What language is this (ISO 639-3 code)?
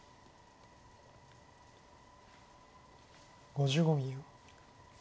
jpn